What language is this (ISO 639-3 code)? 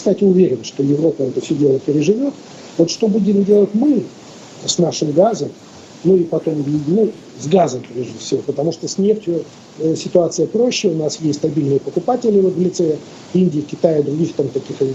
rus